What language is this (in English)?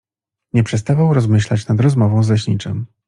Polish